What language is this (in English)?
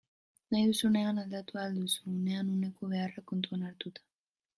Basque